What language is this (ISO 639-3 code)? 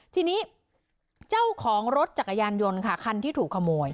tha